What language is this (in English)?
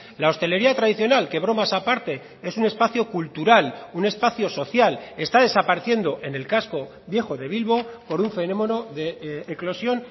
Spanish